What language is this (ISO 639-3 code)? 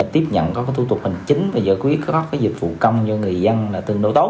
vie